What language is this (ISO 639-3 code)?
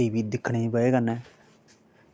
doi